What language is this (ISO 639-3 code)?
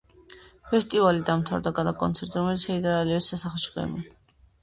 kat